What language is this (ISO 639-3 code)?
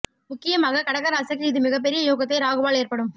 tam